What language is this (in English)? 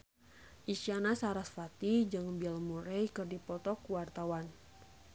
Sundanese